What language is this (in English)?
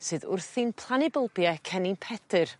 Welsh